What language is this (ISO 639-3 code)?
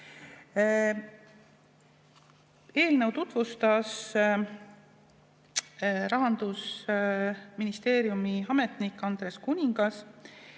est